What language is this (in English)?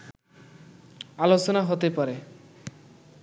Bangla